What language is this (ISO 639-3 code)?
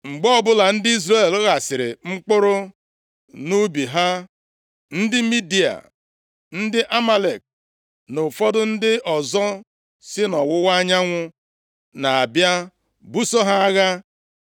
ibo